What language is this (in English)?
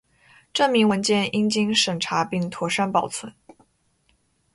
Chinese